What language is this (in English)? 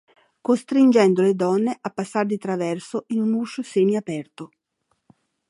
Italian